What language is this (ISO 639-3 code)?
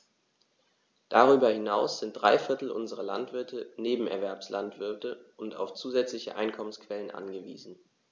deu